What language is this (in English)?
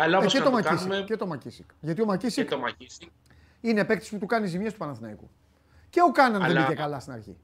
Greek